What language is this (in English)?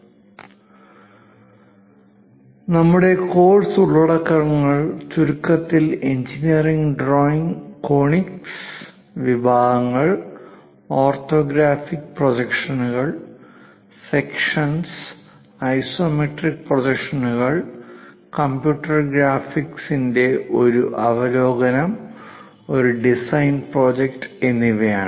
Malayalam